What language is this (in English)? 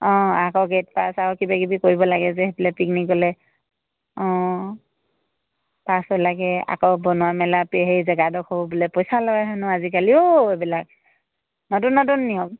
Assamese